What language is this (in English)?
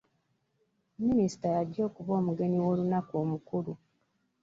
Ganda